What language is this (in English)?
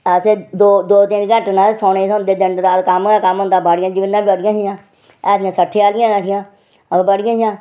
Dogri